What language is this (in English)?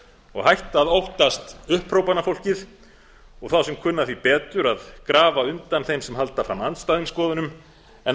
Icelandic